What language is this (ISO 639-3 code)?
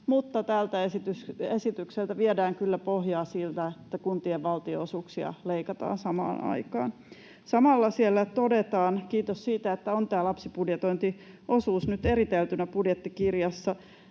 fin